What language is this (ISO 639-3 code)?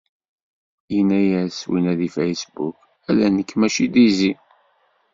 kab